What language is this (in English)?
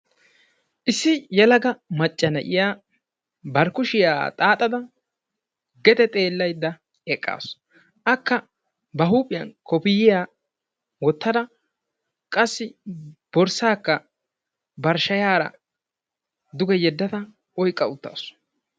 Wolaytta